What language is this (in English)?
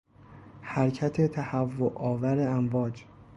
Persian